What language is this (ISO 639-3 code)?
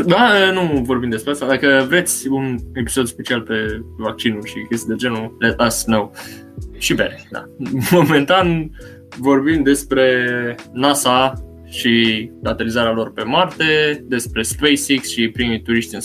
ron